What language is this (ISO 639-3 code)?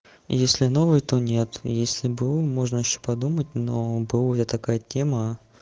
rus